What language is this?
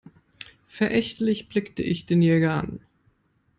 German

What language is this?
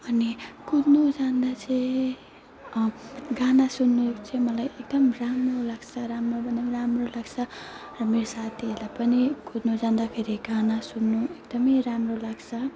Nepali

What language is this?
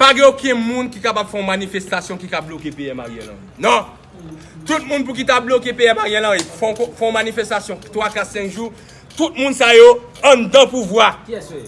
French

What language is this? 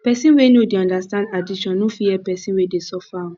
Nigerian Pidgin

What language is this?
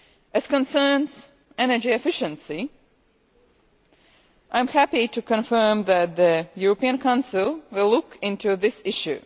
English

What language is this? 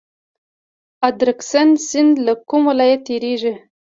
Pashto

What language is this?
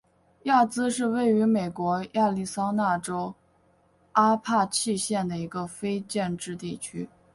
Chinese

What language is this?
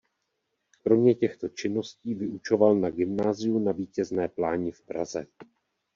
Czech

